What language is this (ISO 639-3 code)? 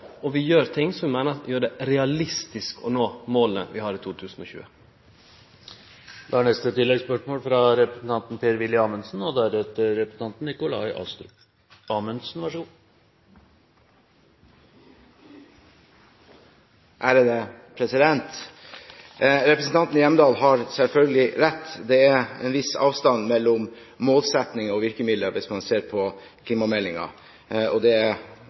nor